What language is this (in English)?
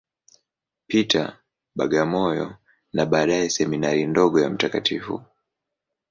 Swahili